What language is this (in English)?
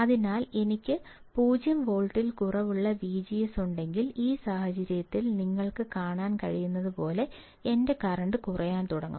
Malayalam